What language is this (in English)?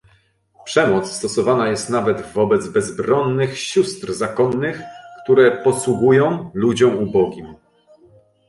Polish